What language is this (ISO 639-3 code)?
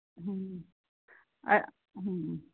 kan